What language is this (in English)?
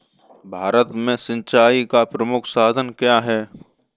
Hindi